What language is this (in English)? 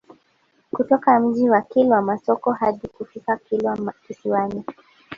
Swahili